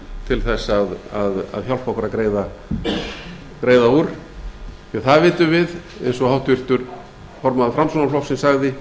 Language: Icelandic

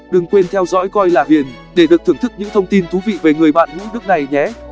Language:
Vietnamese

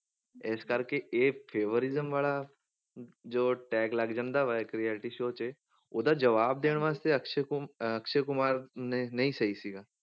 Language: Punjabi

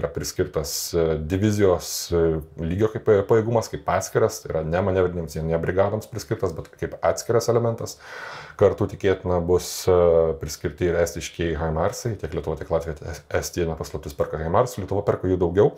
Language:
Lithuanian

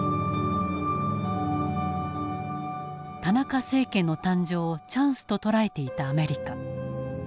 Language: Japanese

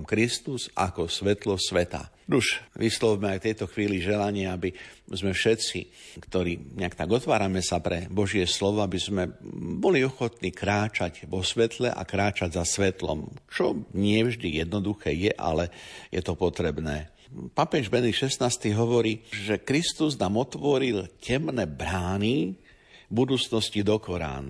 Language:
Slovak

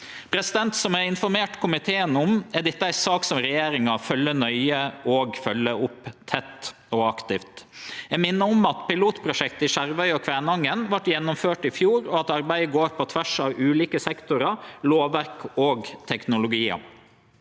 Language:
Norwegian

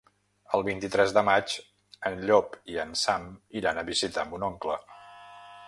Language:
Catalan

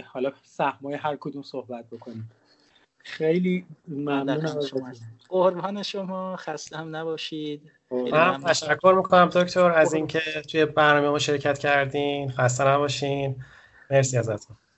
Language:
Persian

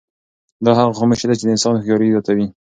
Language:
Pashto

